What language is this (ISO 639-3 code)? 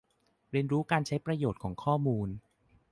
tha